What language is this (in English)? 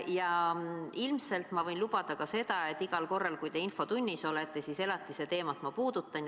Estonian